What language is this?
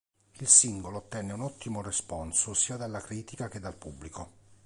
Italian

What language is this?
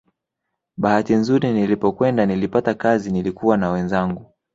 Swahili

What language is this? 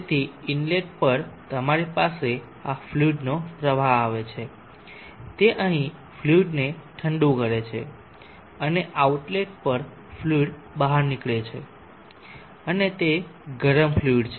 Gujarati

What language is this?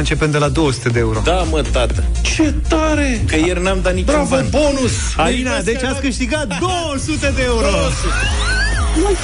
Romanian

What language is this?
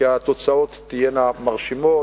Hebrew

